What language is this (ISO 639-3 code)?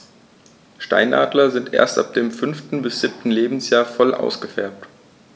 deu